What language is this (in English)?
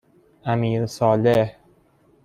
Persian